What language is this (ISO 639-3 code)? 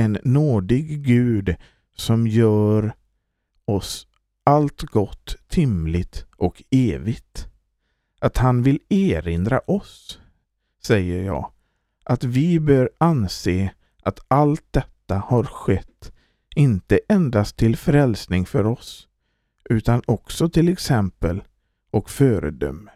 swe